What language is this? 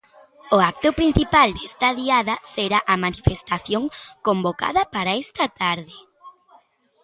Galician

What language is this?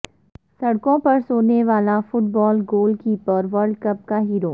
Urdu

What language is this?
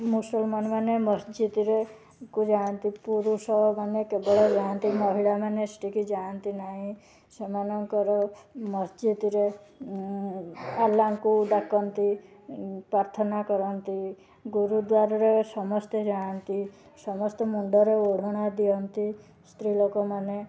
Odia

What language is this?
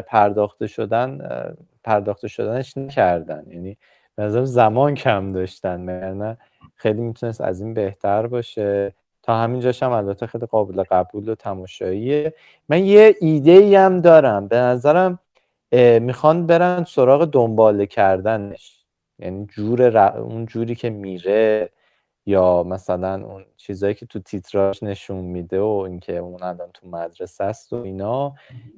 Persian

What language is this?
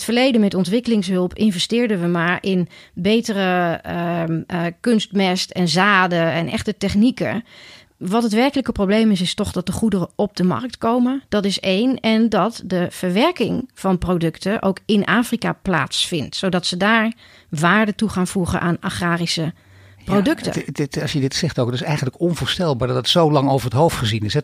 Dutch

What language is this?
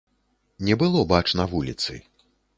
Belarusian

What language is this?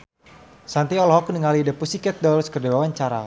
Sundanese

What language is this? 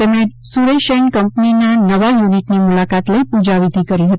Gujarati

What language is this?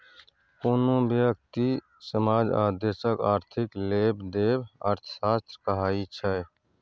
Maithili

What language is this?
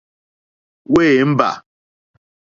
Mokpwe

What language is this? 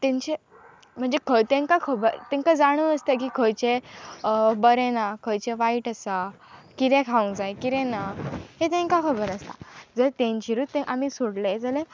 Konkani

